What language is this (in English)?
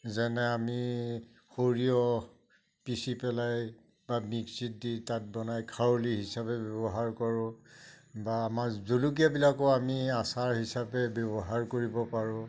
Assamese